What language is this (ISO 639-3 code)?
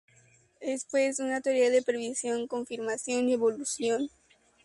spa